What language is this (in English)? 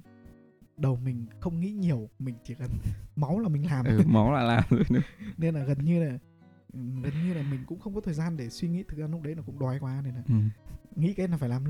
Vietnamese